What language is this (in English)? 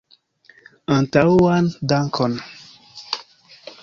Esperanto